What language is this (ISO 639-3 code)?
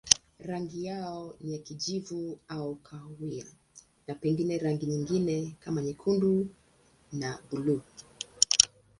swa